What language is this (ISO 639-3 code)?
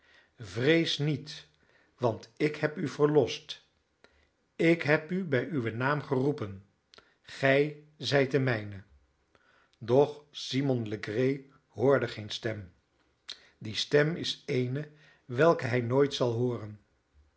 nld